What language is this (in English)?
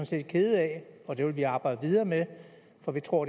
Danish